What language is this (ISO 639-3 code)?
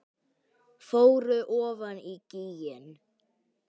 isl